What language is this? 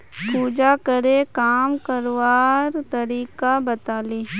Magahi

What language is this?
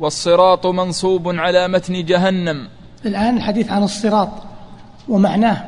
Arabic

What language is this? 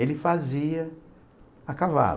Portuguese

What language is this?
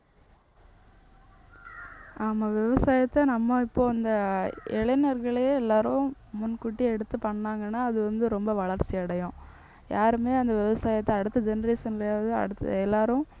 Tamil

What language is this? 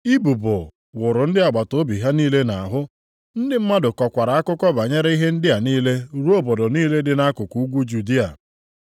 Igbo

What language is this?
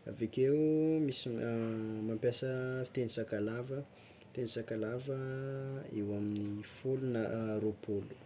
Tsimihety Malagasy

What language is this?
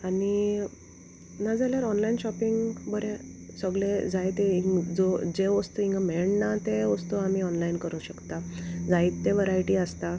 Konkani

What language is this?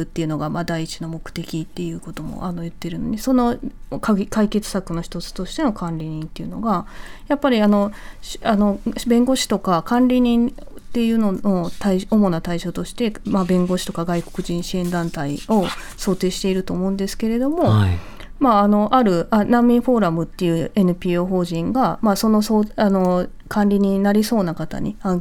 Japanese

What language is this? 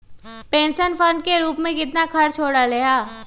Magahi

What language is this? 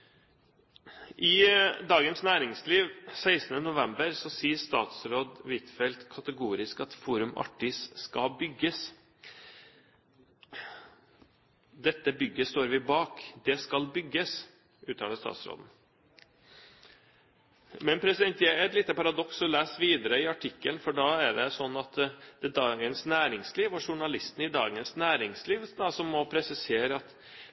Norwegian Bokmål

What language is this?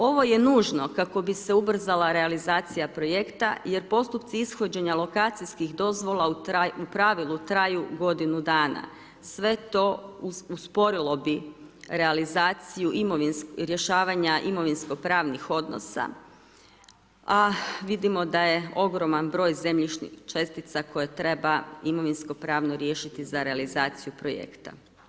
Croatian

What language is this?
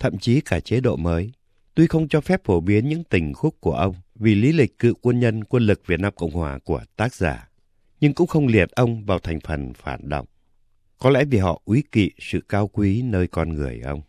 Vietnamese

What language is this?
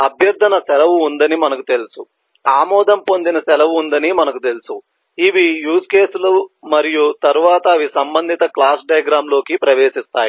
Telugu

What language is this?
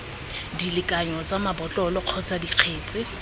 Tswana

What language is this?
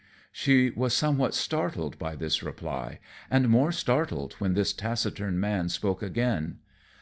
English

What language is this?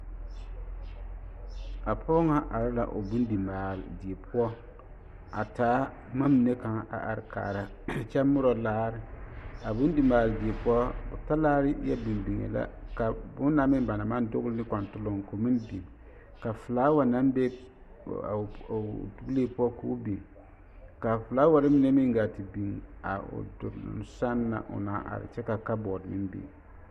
Southern Dagaare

